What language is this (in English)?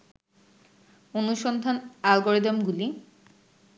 Bangla